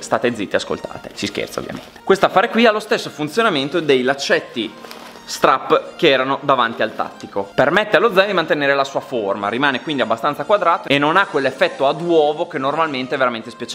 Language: Italian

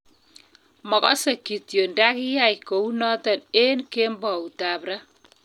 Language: Kalenjin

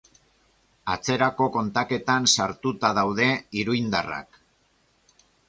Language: Basque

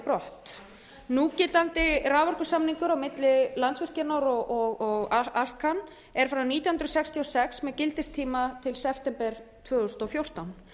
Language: Icelandic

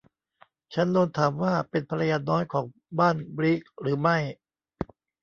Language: Thai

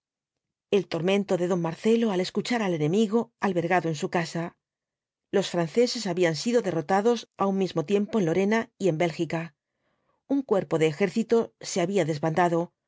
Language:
Spanish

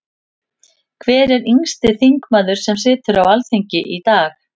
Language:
Icelandic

